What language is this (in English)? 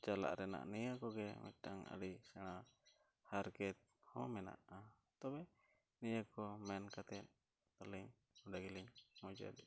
Santali